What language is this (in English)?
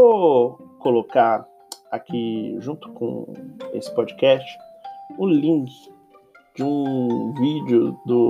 Portuguese